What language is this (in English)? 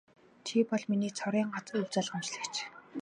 Mongolian